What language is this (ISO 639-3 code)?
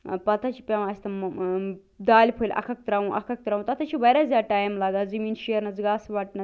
kas